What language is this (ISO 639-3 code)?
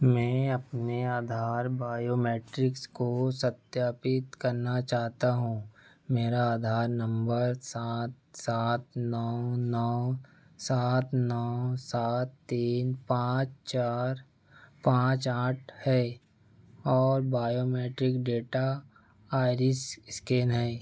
hin